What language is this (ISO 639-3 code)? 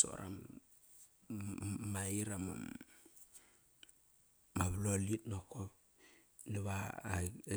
ckr